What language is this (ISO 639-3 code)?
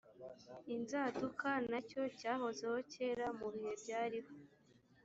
kin